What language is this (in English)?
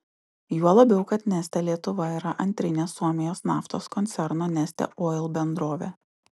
Lithuanian